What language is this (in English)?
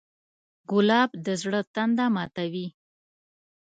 Pashto